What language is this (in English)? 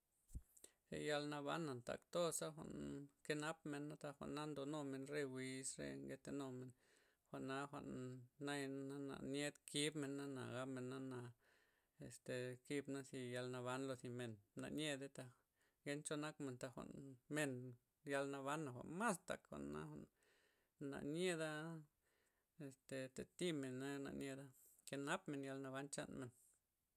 Loxicha Zapotec